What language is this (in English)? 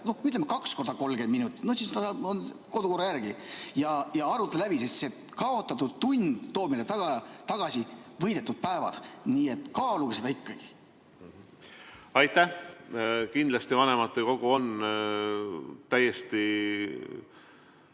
Estonian